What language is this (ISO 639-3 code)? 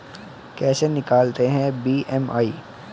hin